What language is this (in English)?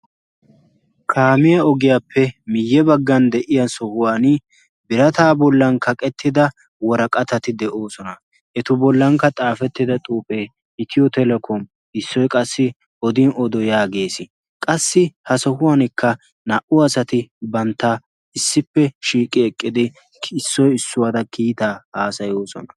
Wolaytta